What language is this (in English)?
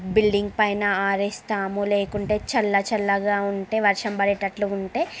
Telugu